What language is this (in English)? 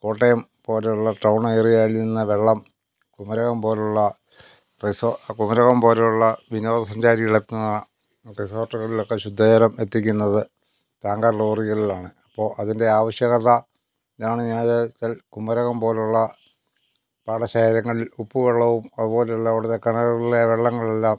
Malayalam